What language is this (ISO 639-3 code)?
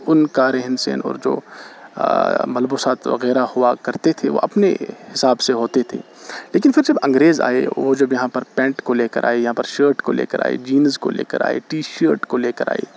urd